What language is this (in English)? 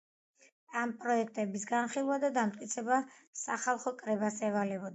Georgian